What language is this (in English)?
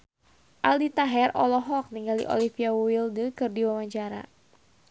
Sundanese